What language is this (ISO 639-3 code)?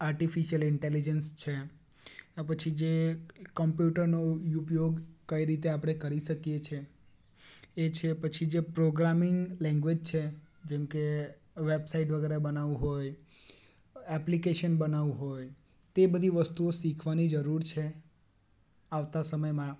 guj